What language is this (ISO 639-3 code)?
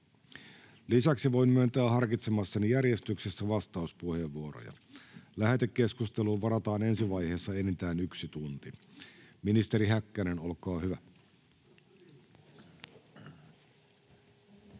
fin